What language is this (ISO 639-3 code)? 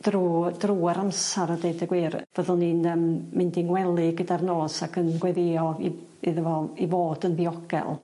cym